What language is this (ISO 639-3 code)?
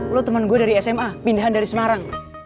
ind